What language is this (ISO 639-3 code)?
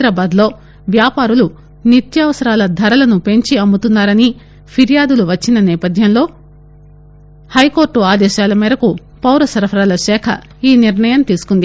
tel